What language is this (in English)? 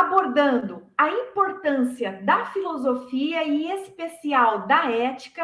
Portuguese